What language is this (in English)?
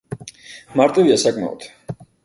Georgian